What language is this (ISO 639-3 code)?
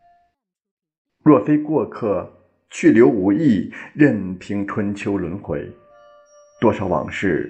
zho